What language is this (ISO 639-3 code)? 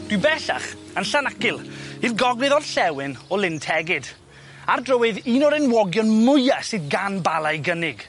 cym